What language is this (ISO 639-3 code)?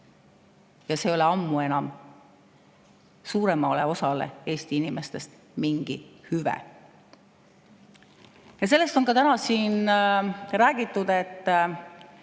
est